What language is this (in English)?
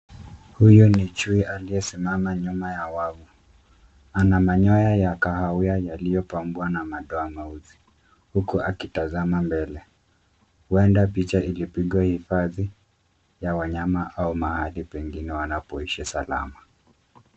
Swahili